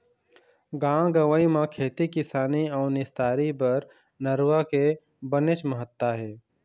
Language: Chhattisgarhi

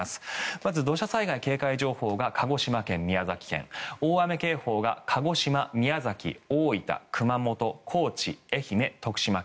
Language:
Japanese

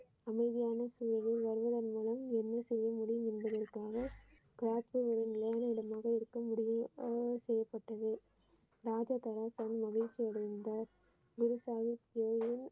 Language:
Tamil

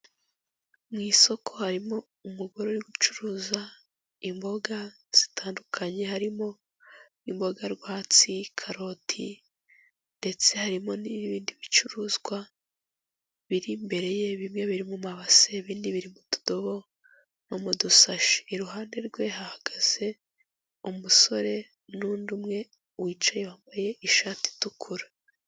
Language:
Kinyarwanda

